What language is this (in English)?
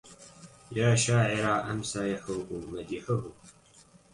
Arabic